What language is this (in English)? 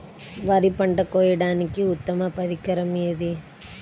Telugu